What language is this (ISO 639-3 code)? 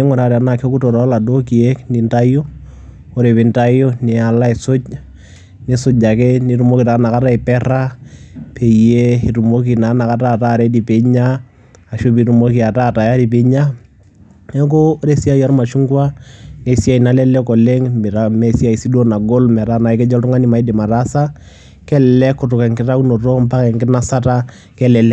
mas